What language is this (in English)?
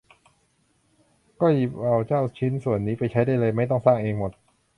Thai